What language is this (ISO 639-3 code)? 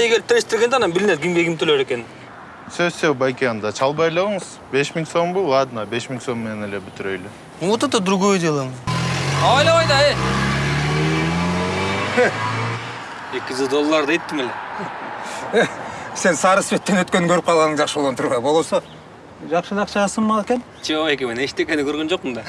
rus